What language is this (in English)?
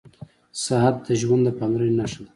Pashto